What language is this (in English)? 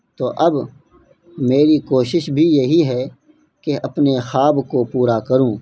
Urdu